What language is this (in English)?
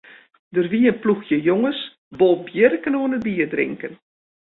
Western Frisian